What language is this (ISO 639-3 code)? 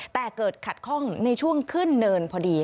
tha